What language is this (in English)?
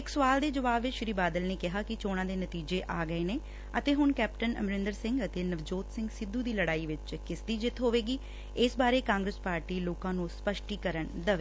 Punjabi